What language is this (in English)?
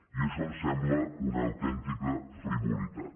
Catalan